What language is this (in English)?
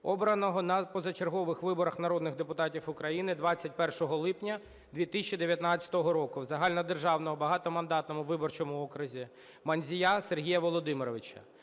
Ukrainian